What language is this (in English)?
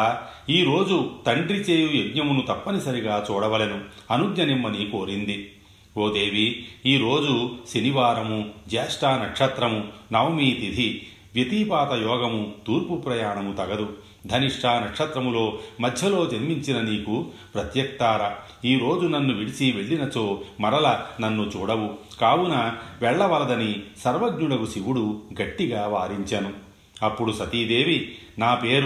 Telugu